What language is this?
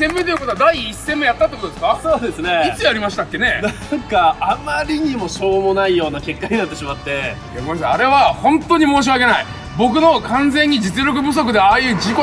Japanese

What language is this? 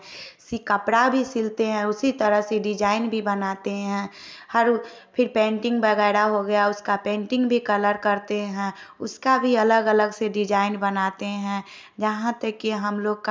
Hindi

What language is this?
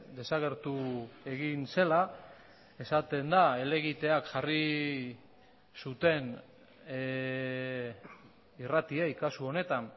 Basque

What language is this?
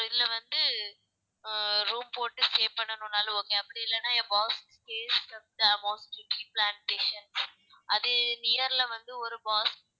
Tamil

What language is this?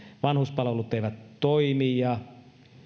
Finnish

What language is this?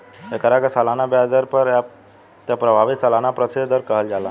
Bhojpuri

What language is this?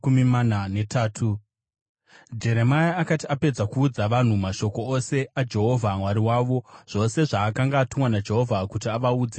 Shona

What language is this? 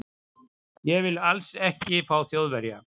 Icelandic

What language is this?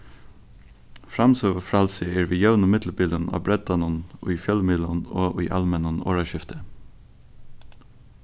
Faroese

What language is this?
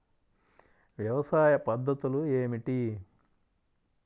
Telugu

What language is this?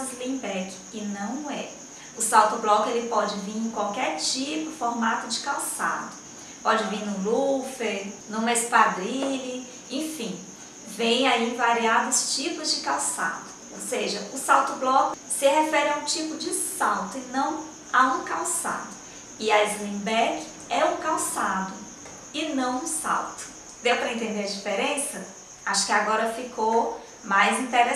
Portuguese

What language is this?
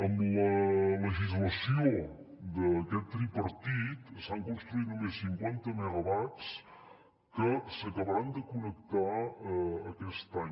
Catalan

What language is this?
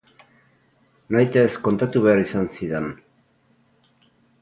Basque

